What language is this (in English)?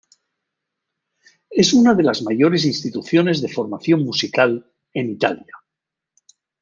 Spanish